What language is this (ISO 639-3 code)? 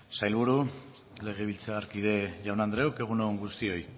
eus